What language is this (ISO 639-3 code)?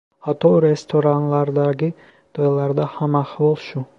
uzb